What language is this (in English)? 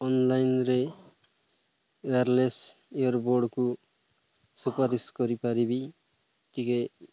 Odia